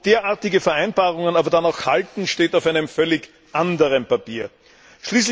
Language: German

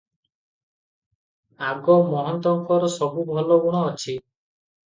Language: Odia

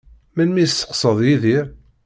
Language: Kabyle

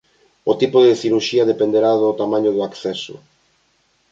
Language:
Galician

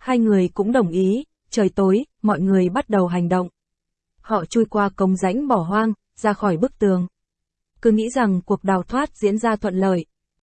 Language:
Vietnamese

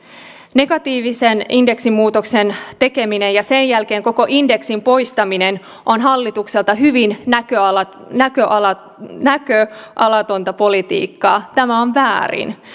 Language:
Finnish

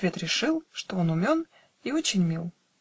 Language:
Russian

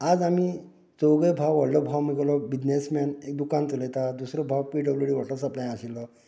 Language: Konkani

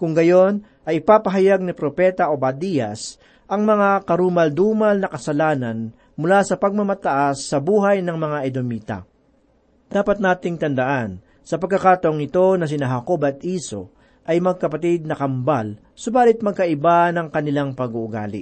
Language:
Filipino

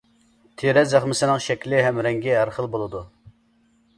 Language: Uyghur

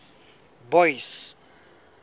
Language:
Southern Sotho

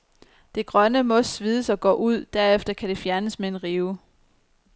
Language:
Danish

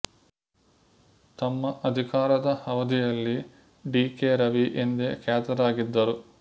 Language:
Kannada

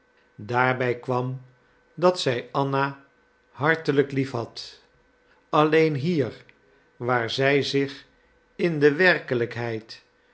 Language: Dutch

